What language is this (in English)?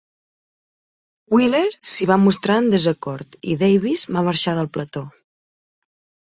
Catalan